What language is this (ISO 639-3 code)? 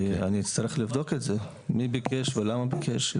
heb